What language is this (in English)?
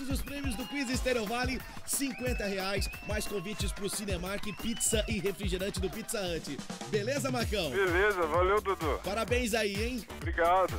Portuguese